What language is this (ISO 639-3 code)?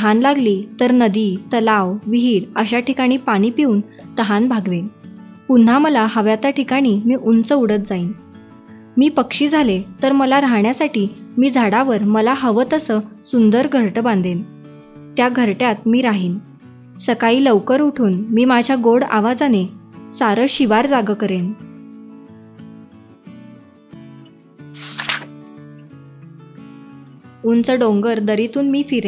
mar